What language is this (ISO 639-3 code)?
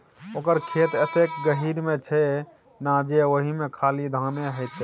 mai